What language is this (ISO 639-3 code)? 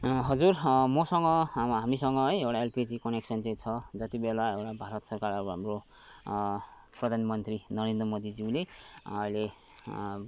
nep